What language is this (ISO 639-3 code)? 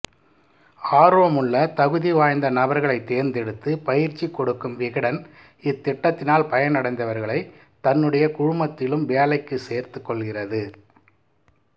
tam